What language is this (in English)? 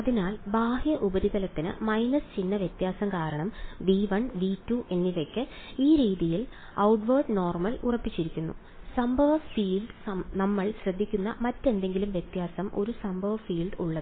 Malayalam